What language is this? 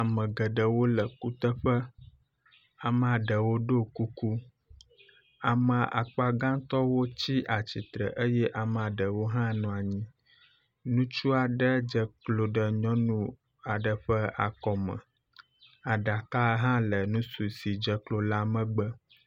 Ewe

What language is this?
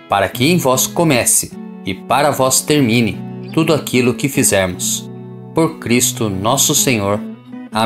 Portuguese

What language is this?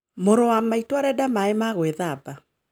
Kikuyu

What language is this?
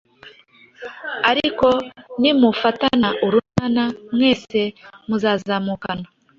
Kinyarwanda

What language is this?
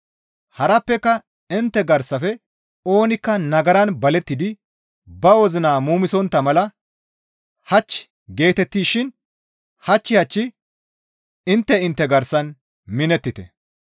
Gamo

